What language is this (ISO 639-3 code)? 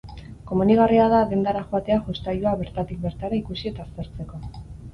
eus